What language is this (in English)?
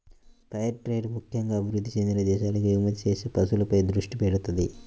Telugu